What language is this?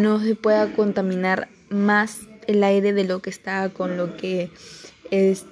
Spanish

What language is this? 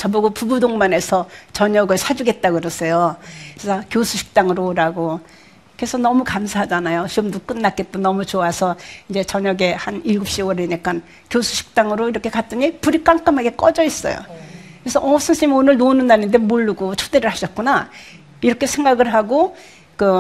Korean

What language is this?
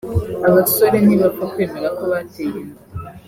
Kinyarwanda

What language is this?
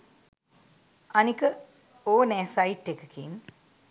Sinhala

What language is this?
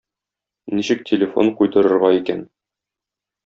Tatar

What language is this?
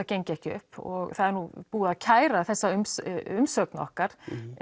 Icelandic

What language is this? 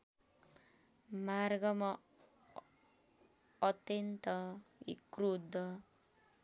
Nepali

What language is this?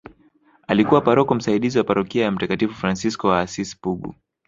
Swahili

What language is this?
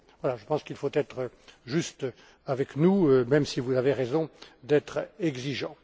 French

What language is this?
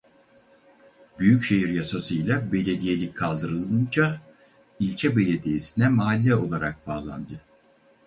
Turkish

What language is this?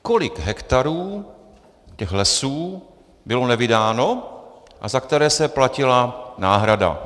Czech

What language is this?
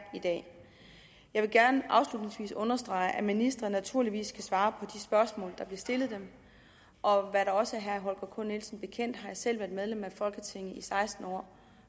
Danish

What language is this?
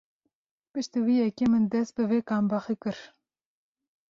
Kurdish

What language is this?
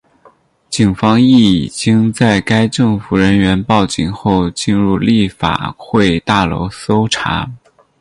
Chinese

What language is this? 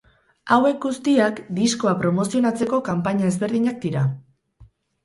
Basque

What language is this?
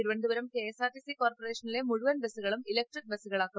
Malayalam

